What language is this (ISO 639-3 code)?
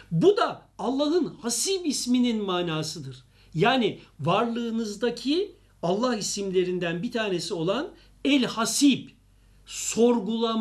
tur